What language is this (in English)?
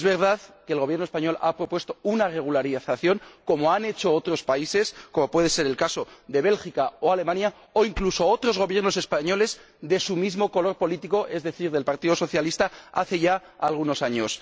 Spanish